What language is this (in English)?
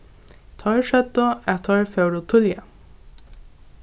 Faroese